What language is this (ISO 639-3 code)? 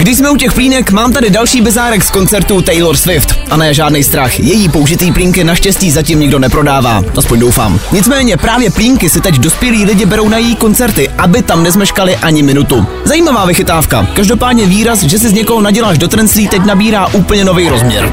ces